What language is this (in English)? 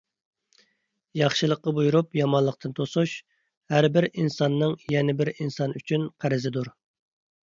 Uyghur